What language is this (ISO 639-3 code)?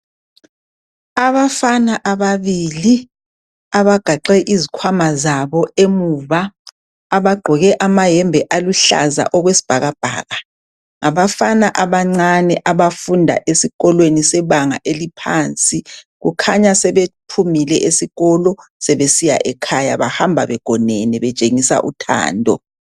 nde